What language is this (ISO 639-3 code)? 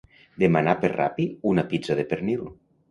cat